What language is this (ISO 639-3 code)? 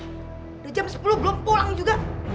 ind